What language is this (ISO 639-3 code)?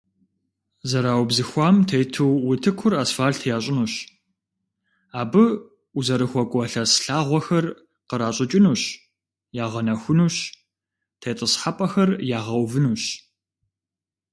kbd